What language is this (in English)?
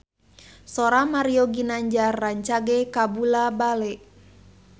Sundanese